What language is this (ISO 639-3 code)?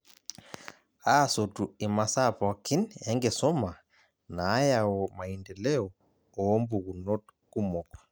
mas